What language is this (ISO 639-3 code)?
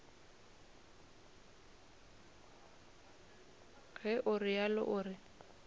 nso